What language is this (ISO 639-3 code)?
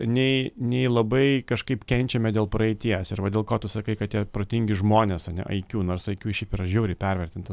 lit